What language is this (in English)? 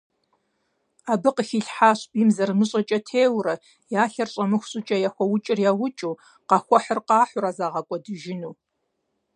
Kabardian